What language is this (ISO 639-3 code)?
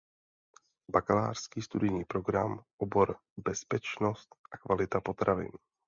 ces